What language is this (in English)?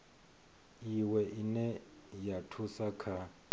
Venda